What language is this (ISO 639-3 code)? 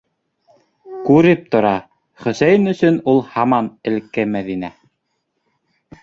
bak